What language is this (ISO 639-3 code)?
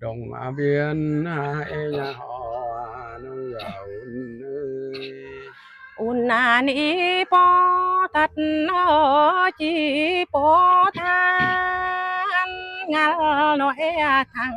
vie